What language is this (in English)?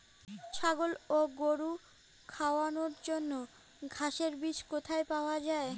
Bangla